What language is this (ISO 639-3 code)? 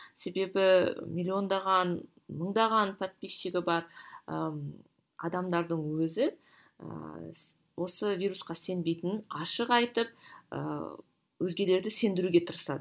kaz